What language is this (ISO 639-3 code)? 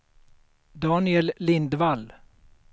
swe